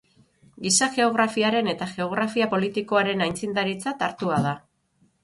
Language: Basque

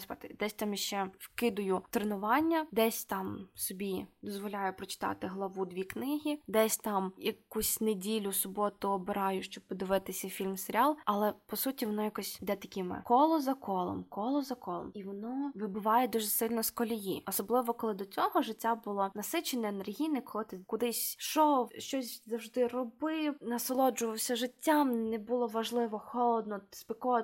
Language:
Ukrainian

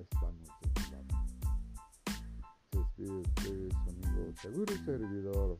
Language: Spanish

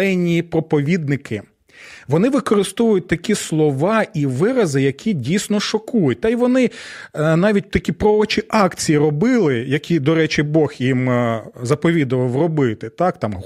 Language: Ukrainian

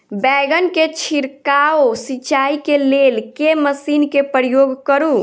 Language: Maithili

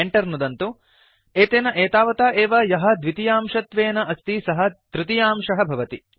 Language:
Sanskrit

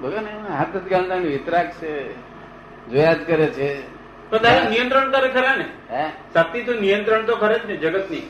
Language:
Gujarati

